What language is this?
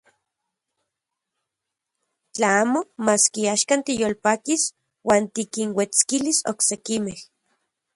Central Puebla Nahuatl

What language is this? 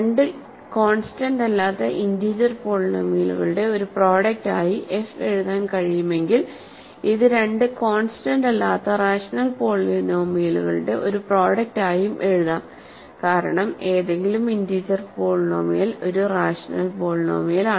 Malayalam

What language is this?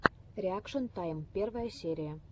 Russian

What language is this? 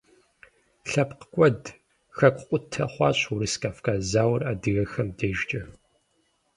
Kabardian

